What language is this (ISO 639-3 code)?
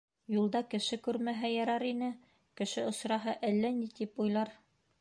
bak